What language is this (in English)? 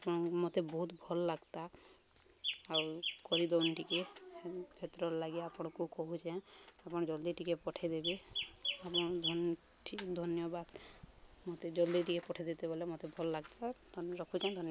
Odia